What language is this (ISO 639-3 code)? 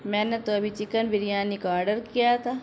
urd